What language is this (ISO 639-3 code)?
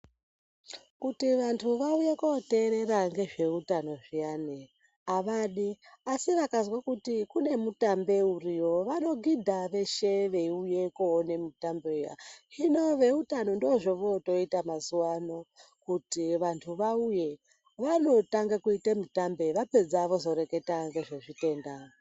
ndc